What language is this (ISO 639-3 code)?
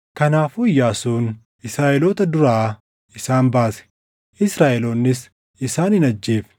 orm